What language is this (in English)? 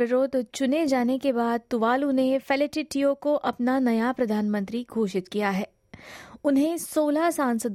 Hindi